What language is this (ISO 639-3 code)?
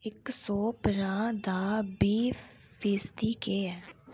doi